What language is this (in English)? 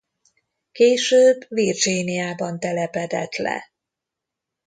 Hungarian